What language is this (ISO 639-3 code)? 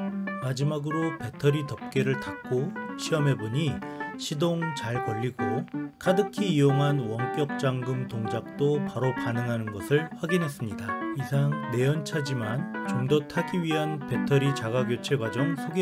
kor